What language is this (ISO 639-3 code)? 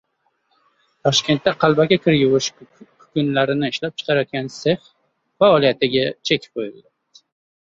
uzb